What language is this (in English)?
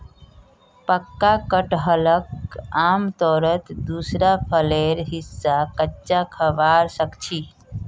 Magahi